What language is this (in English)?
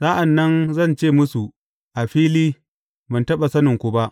Hausa